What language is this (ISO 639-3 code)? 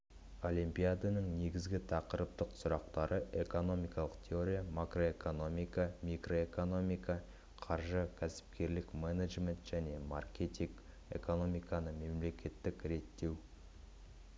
kaz